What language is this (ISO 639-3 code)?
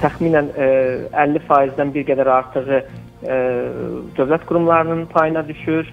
tur